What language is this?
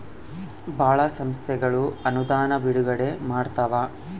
Kannada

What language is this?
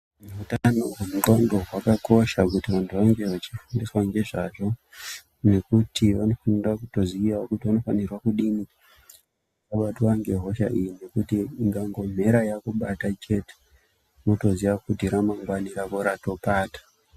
Ndau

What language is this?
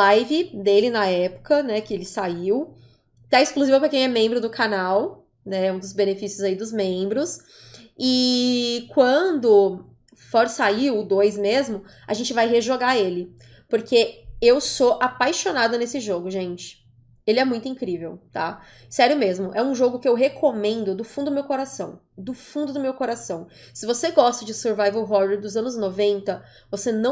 Portuguese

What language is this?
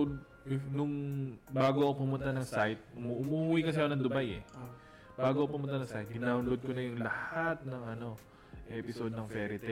Filipino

